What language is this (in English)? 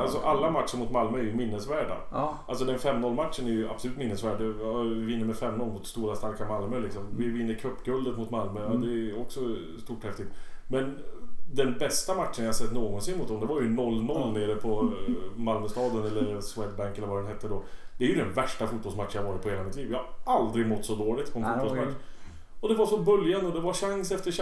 Swedish